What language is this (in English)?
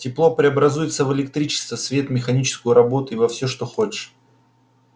Russian